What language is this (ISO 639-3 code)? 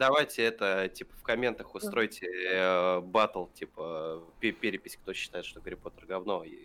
rus